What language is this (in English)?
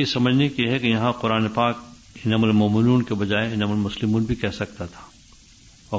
Urdu